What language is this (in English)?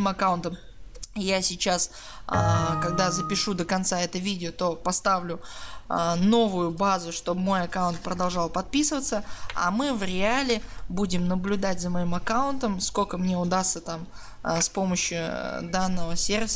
Russian